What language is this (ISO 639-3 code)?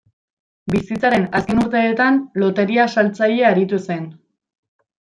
eus